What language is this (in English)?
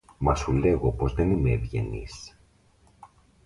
Greek